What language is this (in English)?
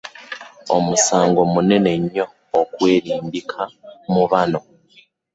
Ganda